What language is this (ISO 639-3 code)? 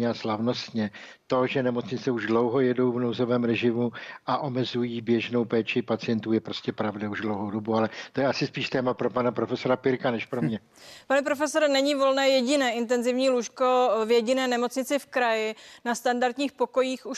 ces